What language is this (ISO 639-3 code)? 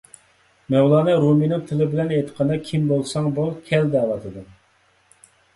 uig